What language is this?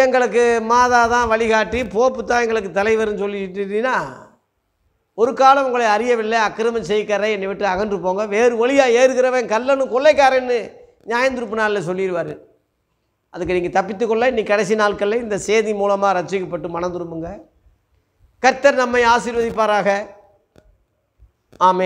Hindi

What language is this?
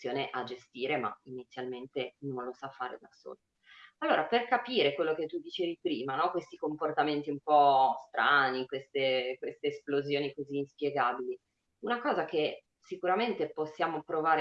Italian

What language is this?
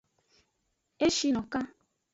Aja (Benin)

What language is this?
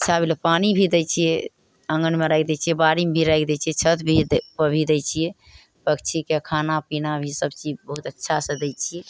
Maithili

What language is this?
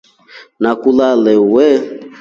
Rombo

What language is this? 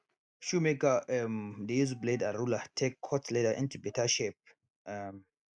Nigerian Pidgin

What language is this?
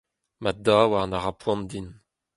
Breton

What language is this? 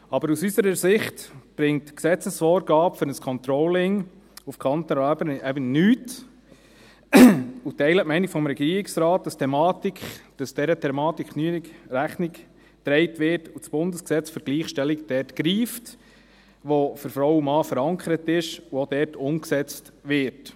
Swiss German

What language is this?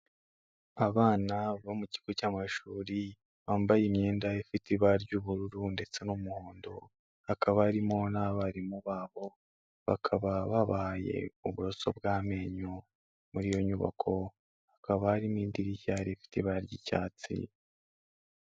Kinyarwanda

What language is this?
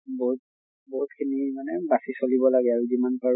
Assamese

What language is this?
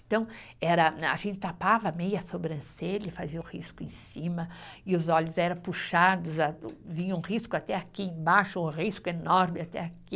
Portuguese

